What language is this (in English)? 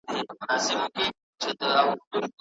Pashto